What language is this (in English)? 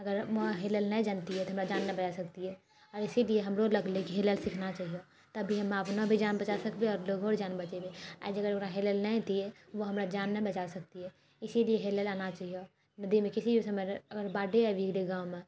Maithili